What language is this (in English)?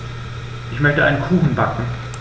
German